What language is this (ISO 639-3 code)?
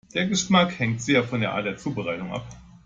deu